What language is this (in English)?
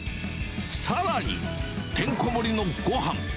Japanese